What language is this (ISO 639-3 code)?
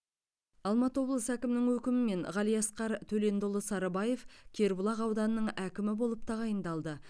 kaz